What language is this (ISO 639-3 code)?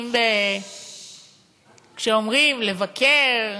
heb